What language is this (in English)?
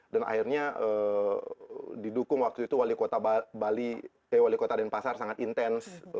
Indonesian